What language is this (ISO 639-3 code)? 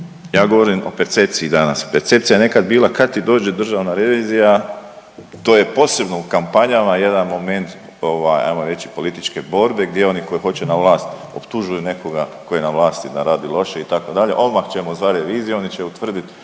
hrv